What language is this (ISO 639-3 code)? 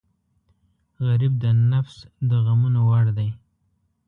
pus